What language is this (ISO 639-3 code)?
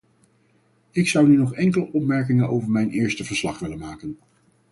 nld